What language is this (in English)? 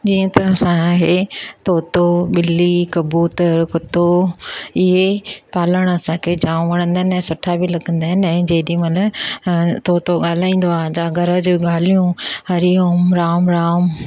Sindhi